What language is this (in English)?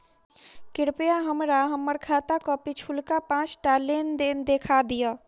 Maithili